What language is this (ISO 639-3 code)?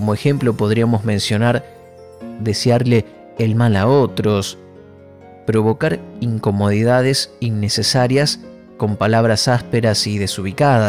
spa